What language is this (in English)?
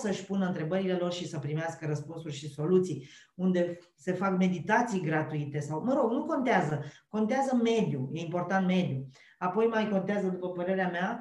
Romanian